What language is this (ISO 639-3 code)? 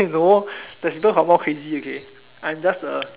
eng